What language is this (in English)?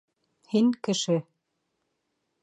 Bashkir